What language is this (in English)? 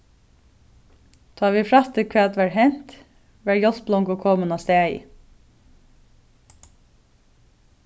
Faroese